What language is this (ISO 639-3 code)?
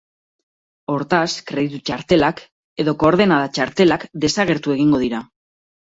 eus